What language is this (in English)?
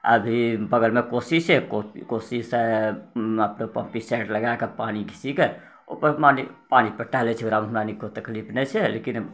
Maithili